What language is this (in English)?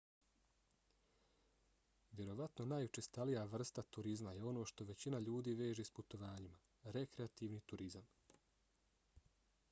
Bosnian